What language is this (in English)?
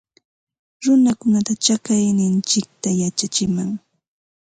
Ambo-Pasco Quechua